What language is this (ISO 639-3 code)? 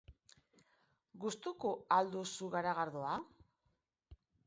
eus